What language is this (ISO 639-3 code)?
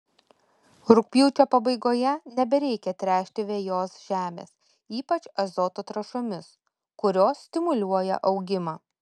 lit